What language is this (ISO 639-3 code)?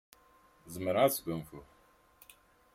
kab